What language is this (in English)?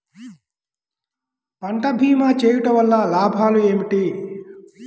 Telugu